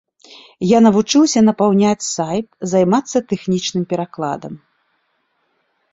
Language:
Belarusian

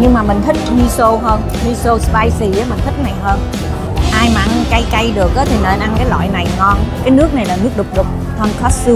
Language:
Vietnamese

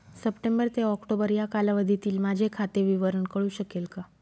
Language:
Marathi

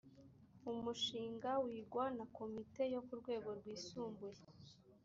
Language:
Kinyarwanda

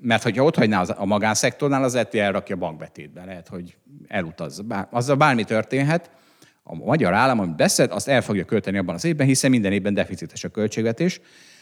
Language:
Hungarian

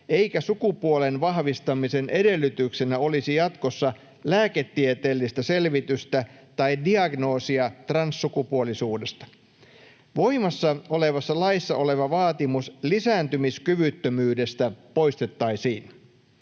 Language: Finnish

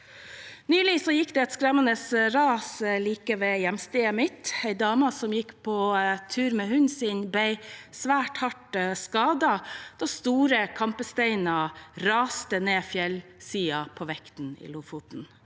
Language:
Norwegian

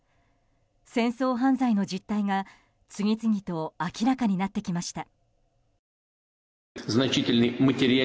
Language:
Japanese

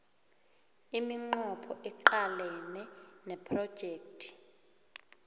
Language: South Ndebele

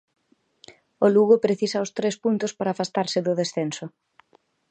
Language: Galician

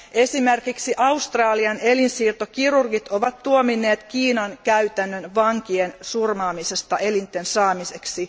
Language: Finnish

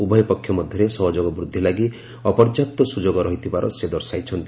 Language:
Odia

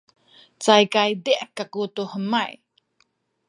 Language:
Sakizaya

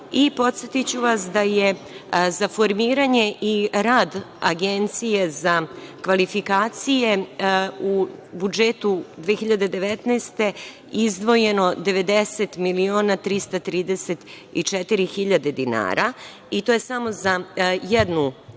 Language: Serbian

